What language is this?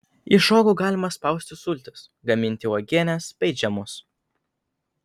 Lithuanian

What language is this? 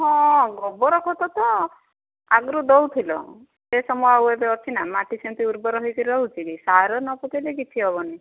Odia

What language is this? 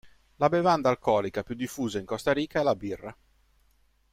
Italian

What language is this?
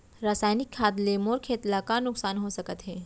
Chhattisgarhi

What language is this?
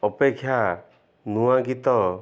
Odia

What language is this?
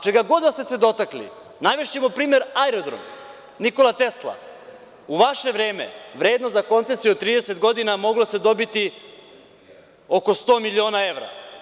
Serbian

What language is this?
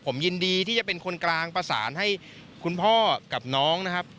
Thai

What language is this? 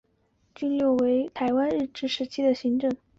Chinese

